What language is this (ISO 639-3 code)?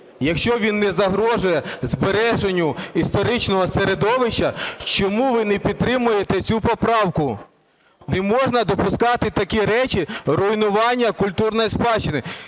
ukr